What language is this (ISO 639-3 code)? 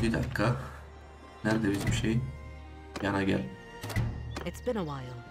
tur